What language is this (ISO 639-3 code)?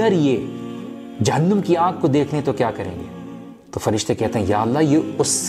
urd